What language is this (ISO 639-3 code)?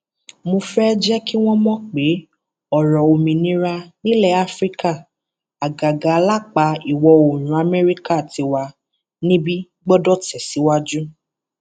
yor